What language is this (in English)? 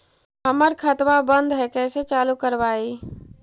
Magahi